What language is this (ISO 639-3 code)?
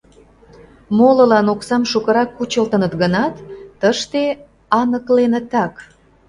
chm